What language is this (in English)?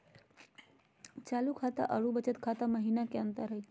Magahi